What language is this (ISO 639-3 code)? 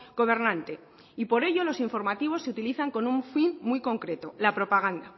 spa